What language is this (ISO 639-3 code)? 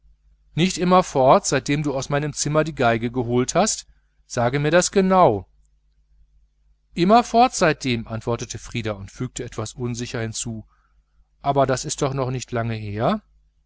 deu